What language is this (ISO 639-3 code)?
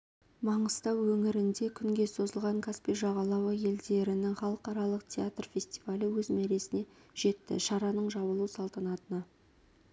kaz